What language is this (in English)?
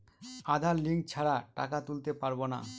Bangla